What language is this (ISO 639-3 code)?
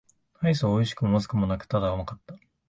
jpn